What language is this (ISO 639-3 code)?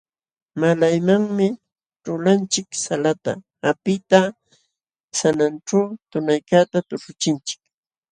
qxw